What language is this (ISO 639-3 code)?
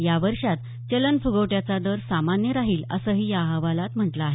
mar